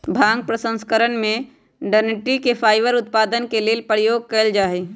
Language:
Magahi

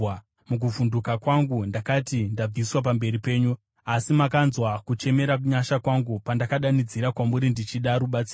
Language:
Shona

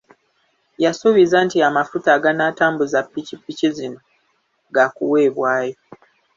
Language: Ganda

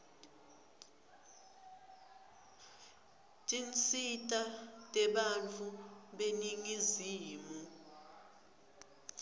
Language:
Swati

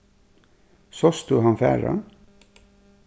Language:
Faroese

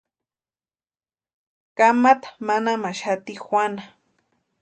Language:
Western Highland Purepecha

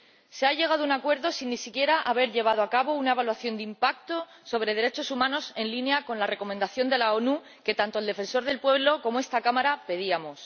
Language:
Spanish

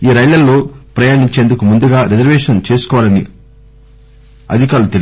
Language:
Telugu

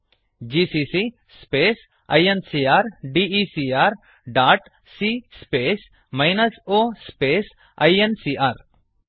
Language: Kannada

